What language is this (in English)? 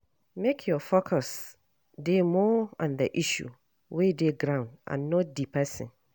Nigerian Pidgin